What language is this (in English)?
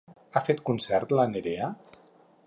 Catalan